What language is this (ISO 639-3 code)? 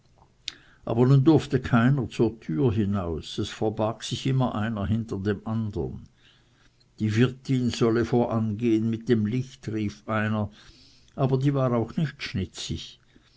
deu